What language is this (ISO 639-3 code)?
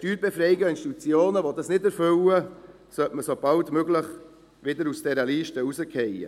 gsw